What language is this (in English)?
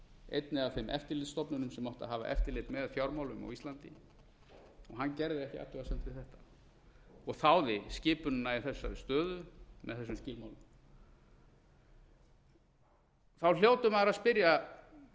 Icelandic